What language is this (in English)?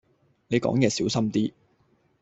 Cantonese